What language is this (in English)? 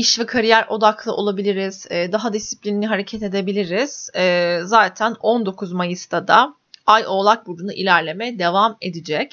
Turkish